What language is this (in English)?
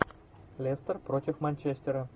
Russian